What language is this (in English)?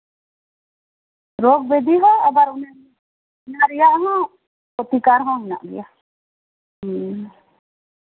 Santali